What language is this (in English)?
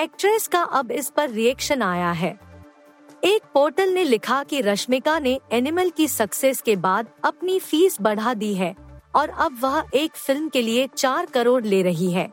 Hindi